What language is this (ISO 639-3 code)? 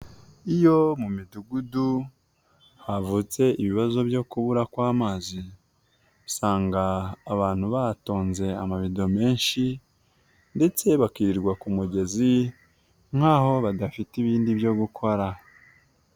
kin